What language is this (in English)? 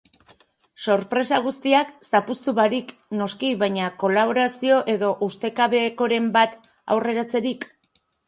Basque